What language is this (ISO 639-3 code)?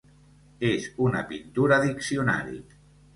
cat